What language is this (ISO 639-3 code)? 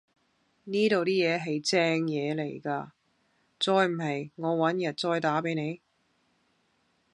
yue